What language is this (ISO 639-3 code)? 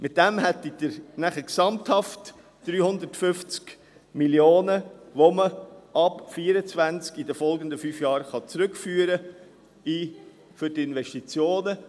gsw